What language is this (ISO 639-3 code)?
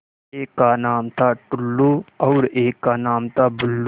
hin